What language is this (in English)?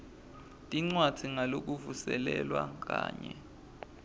Swati